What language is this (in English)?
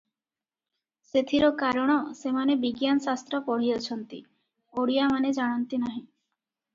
Odia